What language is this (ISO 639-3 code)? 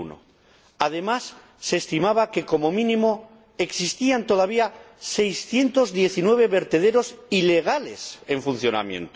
spa